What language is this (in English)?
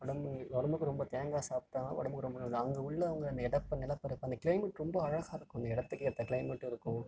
Tamil